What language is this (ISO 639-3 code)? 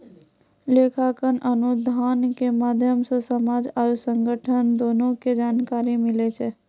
mai